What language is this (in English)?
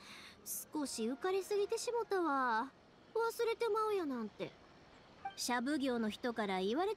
Japanese